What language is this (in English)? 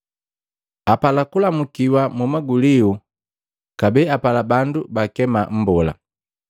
Matengo